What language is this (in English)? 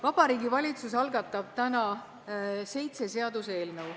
Estonian